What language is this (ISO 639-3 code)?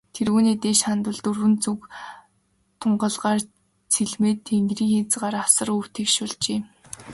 mon